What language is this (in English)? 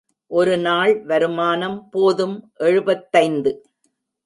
Tamil